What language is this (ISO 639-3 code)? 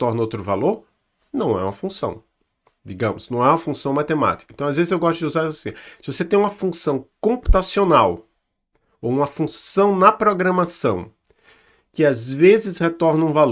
por